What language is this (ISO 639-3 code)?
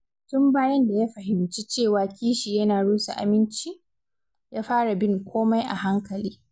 hau